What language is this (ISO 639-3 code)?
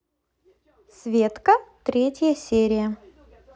rus